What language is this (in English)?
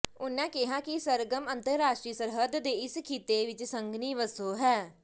Punjabi